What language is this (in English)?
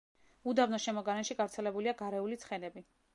Georgian